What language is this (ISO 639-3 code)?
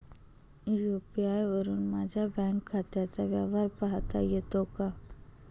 mar